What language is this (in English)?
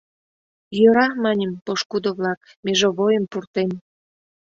Mari